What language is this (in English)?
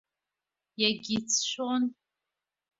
Abkhazian